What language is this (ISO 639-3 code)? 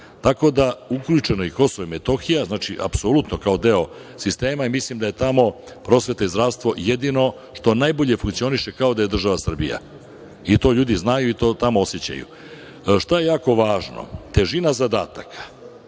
srp